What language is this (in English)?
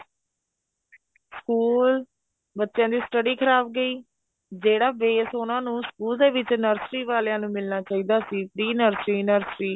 Punjabi